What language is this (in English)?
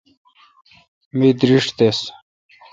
Kalkoti